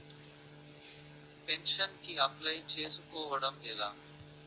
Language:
Telugu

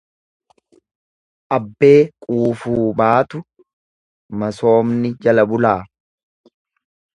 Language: Oromo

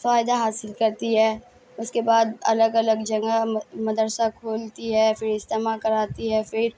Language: Urdu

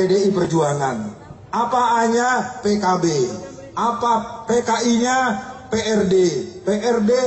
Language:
Indonesian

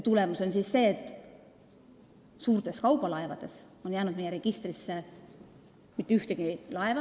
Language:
Estonian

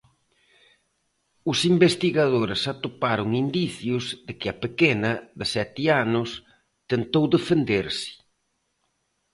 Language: Galician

